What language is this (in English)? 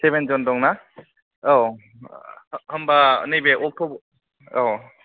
Bodo